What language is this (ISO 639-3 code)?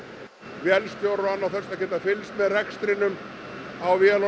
isl